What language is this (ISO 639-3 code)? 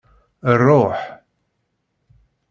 kab